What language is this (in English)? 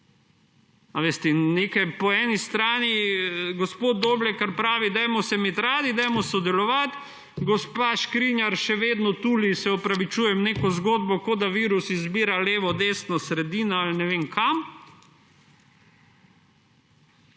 Slovenian